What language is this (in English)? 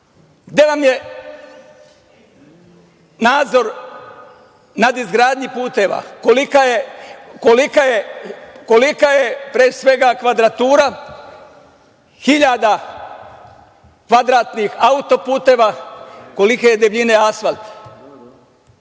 Serbian